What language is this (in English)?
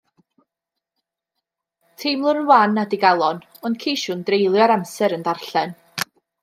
Welsh